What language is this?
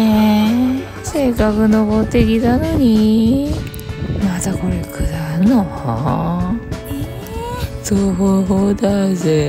Japanese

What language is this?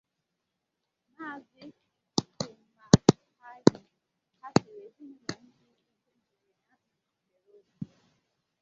Igbo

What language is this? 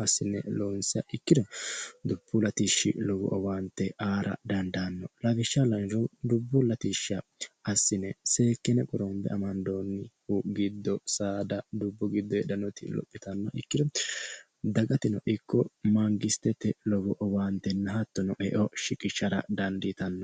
Sidamo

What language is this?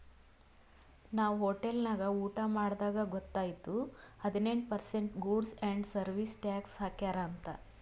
Kannada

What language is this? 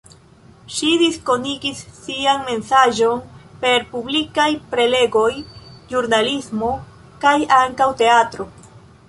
Esperanto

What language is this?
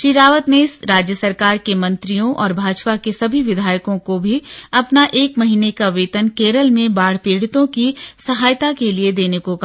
Hindi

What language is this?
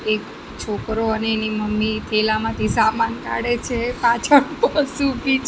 Gujarati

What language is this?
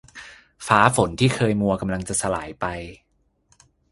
Thai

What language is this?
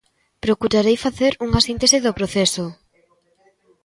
Galician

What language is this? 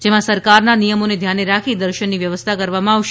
Gujarati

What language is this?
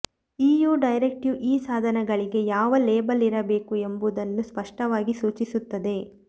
Kannada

